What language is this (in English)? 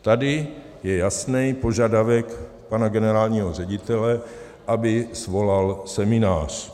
Czech